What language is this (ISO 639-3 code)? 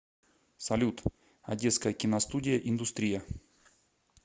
rus